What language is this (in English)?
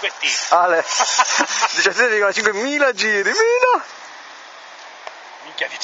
Italian